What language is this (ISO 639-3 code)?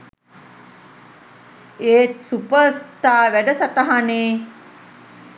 sin